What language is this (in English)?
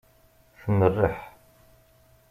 Kabyle